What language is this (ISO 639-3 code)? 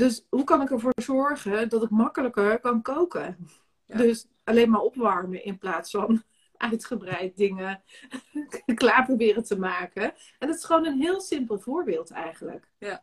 nld